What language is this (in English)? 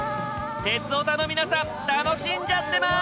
Japanese